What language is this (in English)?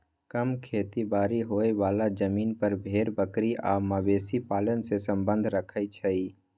Magahi